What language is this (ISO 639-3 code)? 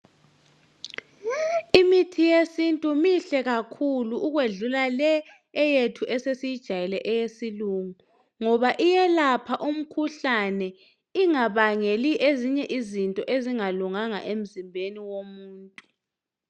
nde